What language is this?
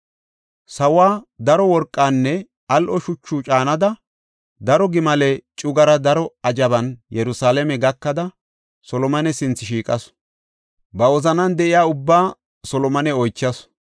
Gofa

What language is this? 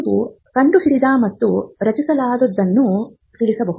Kannada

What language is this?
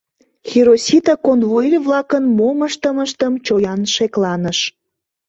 Mari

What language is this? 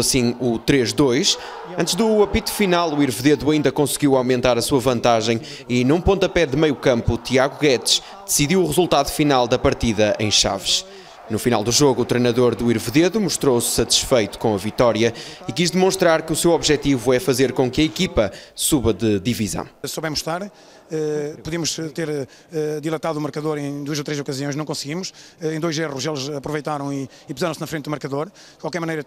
Portuguese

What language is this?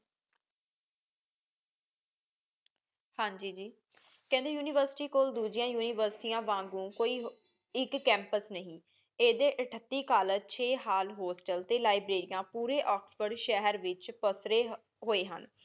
Punjabi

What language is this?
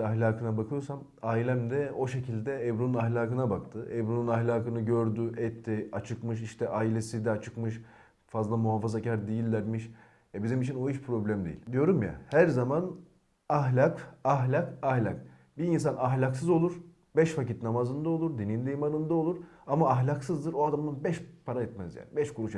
Turkish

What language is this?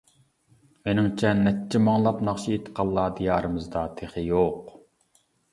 Uyghur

